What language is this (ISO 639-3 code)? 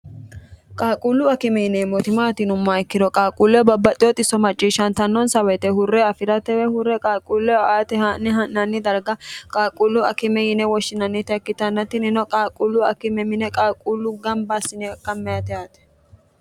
sid